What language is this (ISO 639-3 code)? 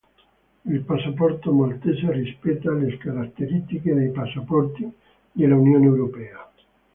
ita